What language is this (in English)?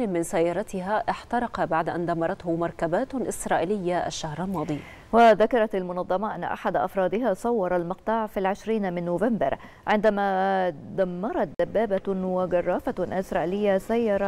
Arabic